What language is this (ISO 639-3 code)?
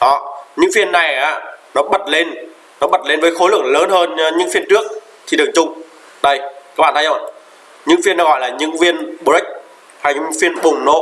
vie